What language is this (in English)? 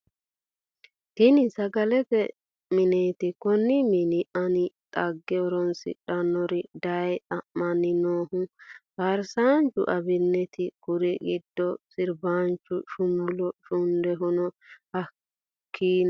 Sidamo